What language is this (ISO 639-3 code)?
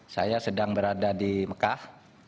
ind